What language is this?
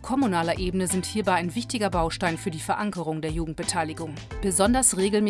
German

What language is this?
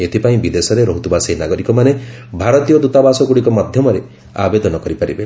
Odia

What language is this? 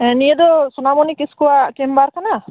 Santali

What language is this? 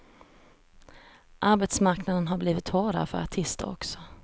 Swedish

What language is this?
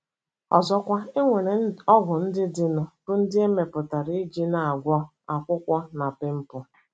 Igbo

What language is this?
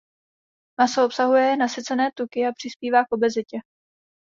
Czech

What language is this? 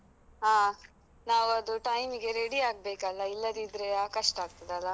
Kannada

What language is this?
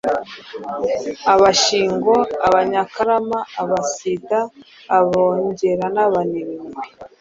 Kinyarwanda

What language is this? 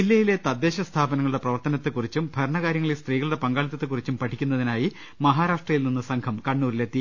Malayalam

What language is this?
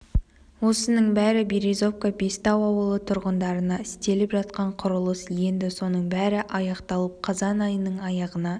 Kazakh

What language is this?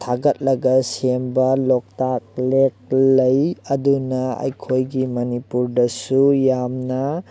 Manipuri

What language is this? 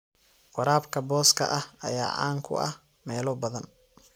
Somali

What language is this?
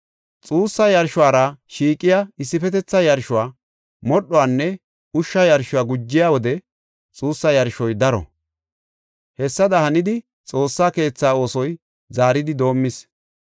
Gofa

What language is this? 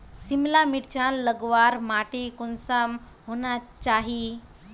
Magahi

